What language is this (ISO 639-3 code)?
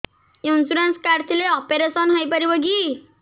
ori